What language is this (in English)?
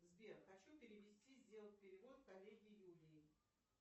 Russian